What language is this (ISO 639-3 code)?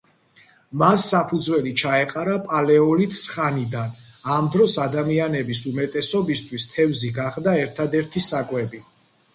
kat